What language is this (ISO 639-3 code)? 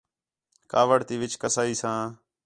xhe